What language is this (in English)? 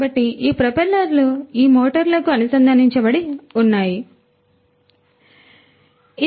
Telugu